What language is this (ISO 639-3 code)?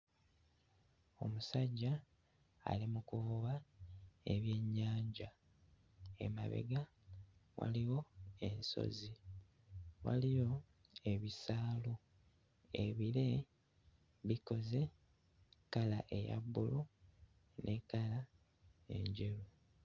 lug